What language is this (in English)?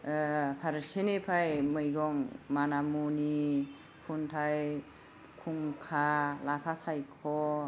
Bodo